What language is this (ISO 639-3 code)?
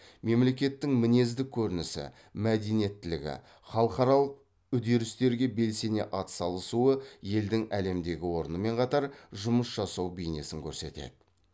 kaz